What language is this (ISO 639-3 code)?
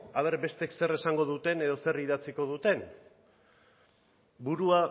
eus